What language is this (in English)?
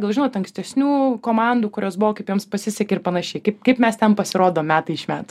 Lithuanian